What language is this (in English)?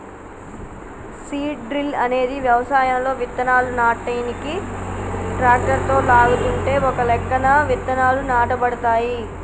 Telugu